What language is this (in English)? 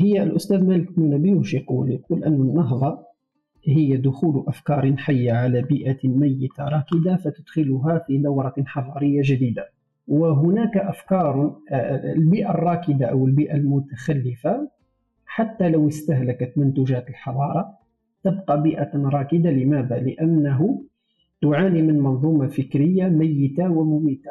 Arabic